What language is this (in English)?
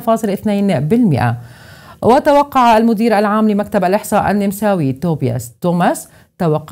Arabic